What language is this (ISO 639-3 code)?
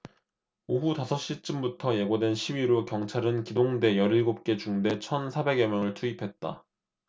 kor